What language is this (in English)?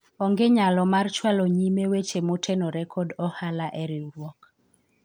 Luo (Kenya and Tanzania)